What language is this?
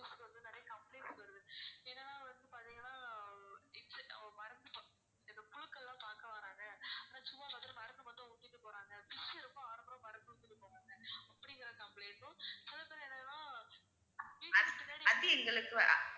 Tamil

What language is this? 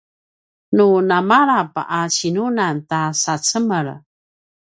Paiwan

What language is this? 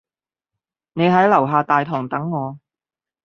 Cantonese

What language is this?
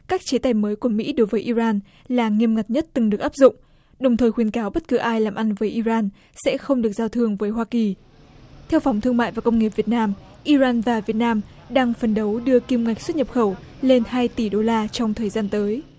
Vietnamese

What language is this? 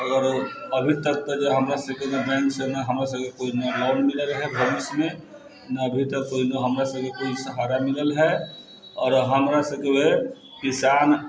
Maithili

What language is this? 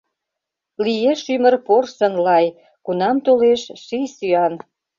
Mari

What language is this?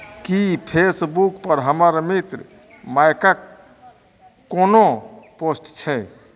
Maithili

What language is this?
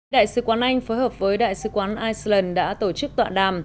Vietnamese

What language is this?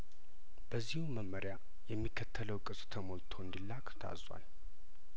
Amharic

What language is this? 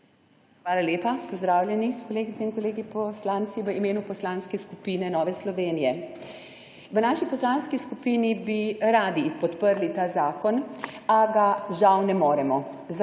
Slovenian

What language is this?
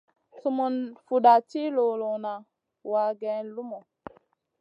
Masana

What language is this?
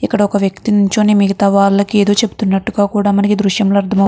Telugu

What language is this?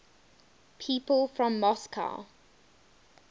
English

